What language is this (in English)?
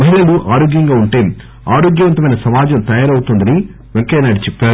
Telugu